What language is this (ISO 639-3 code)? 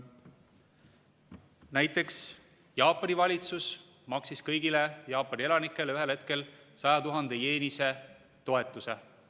est